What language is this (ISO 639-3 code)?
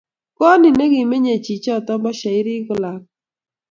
kln